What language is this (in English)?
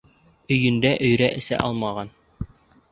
Bashkir